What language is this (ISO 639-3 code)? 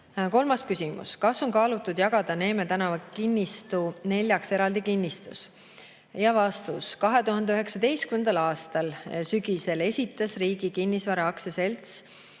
est